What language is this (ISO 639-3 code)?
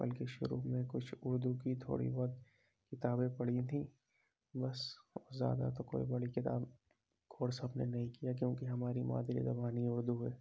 urd